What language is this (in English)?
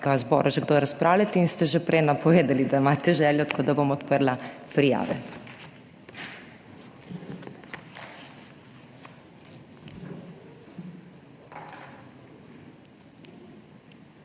Slovenian